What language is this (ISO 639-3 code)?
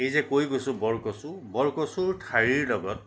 asm